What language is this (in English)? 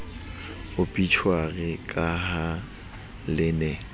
Southern Sotho